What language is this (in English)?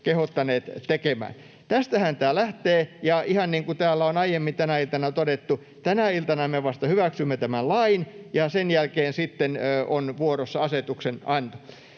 Finnish